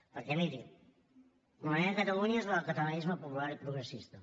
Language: Catalan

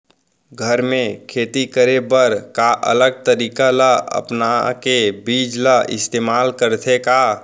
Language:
Chhattisgarhi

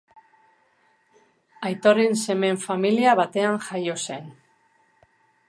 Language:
Basque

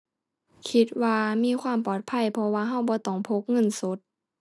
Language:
Thai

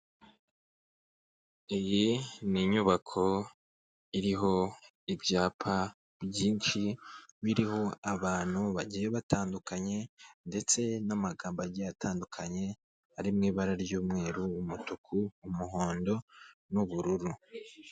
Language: Kinyarwanda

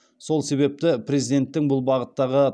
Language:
Kazakh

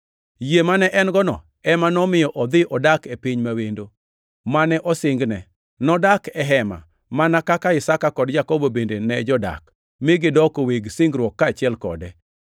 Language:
Luo (Kenya and Tanzania)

